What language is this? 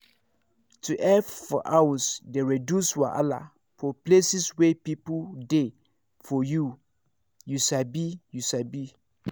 Nigerian Pidgin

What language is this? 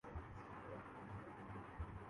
Urdu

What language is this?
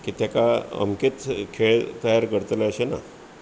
Konkani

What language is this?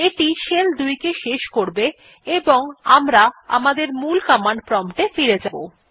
Bangla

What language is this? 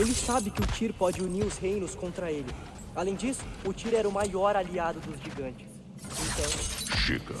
Portuguese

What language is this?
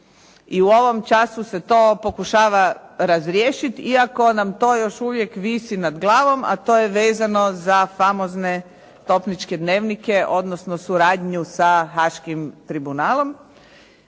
Croatian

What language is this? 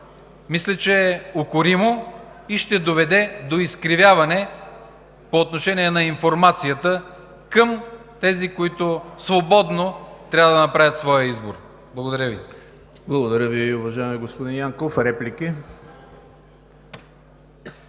Bulgarian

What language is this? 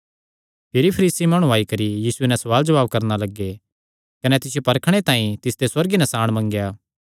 Kangri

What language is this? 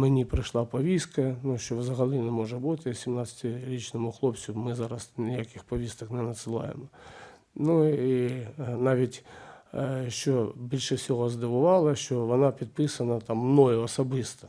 Ukrainian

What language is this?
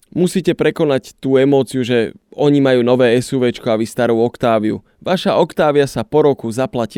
Slovak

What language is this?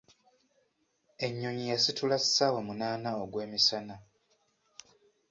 Ganda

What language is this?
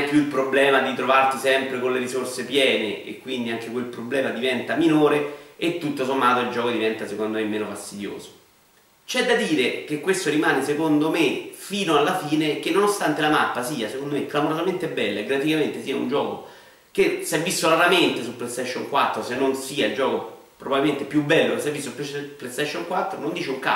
Italian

